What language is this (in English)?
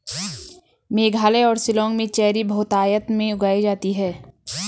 Hindi